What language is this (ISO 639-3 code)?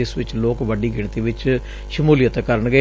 pan